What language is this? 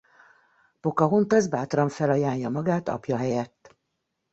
Hungarian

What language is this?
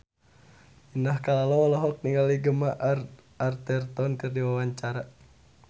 Sundanese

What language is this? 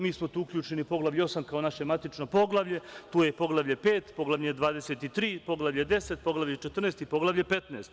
Serbian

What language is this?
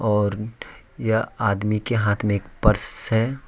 Hindi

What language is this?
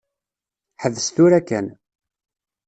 Kabyle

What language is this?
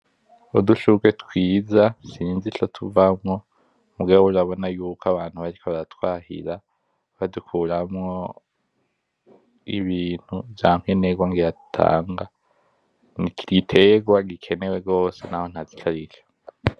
Rundi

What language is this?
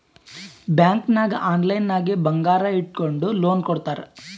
Kannada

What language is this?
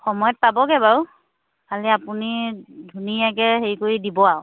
Assamese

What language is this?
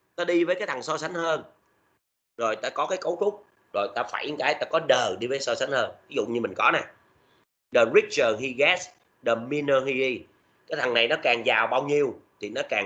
Vietnamese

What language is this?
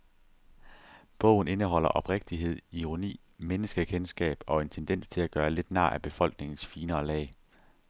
Danish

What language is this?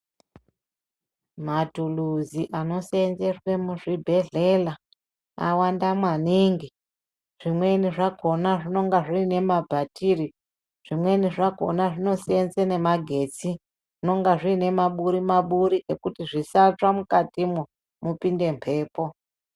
Ndau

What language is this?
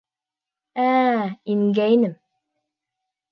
Bashkir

